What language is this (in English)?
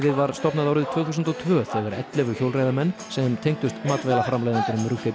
Icelandic